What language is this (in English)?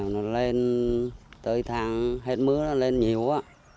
Vietnamese